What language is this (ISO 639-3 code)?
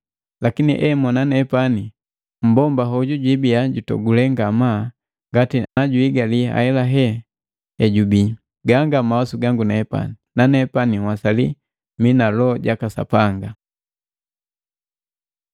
mgv